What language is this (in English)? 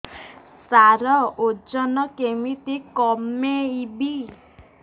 Odia